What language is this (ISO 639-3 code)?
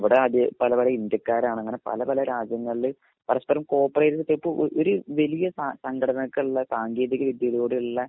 mal